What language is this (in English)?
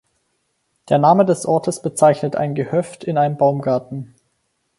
German